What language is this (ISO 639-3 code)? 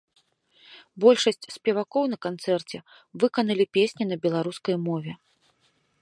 bel